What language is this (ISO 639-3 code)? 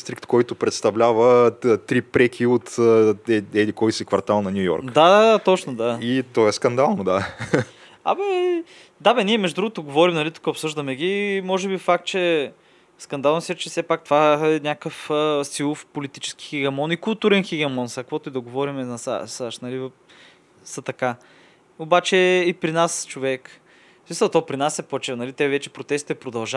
bul